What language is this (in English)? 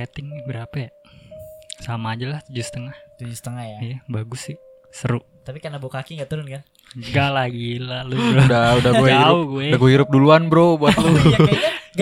Indonesian